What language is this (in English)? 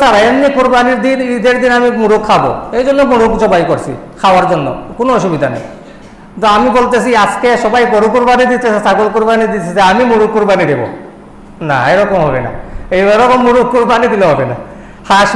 Indonesian